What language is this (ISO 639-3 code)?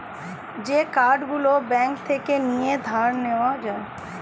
ben